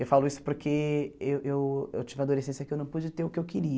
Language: Portuguese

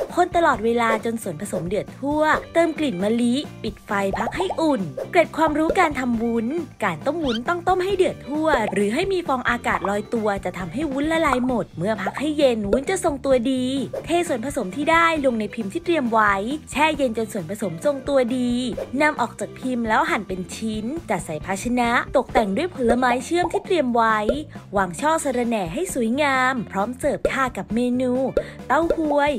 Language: Thai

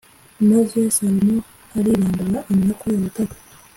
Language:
Kinyarwanda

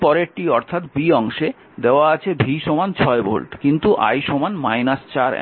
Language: Bangla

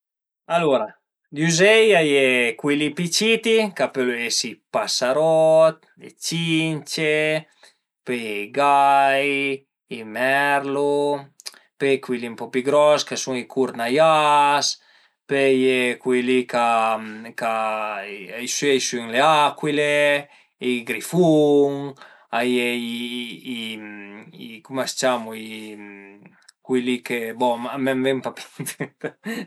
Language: Piedmontese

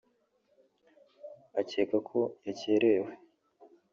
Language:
Kinyarwanda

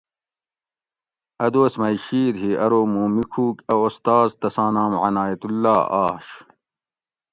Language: Gawri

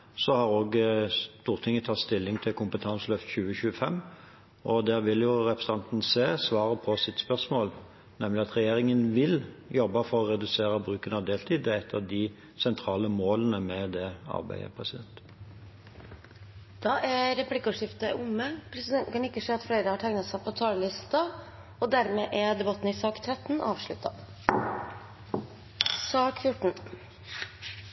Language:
Norwegian Bokmål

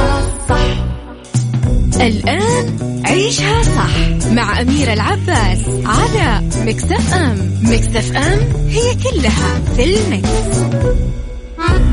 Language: Arabic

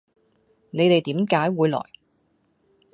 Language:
Cantonese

